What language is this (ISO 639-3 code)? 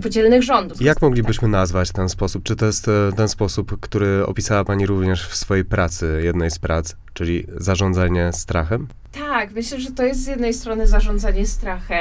pol